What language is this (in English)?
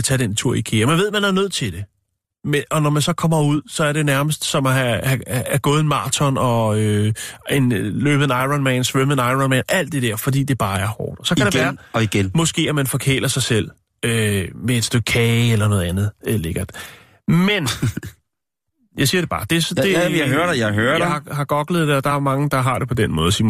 Danish